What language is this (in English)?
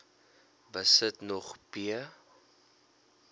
Afrikaans